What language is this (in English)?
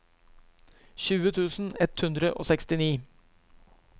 Norwegian